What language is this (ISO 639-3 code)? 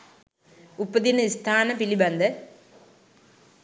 sin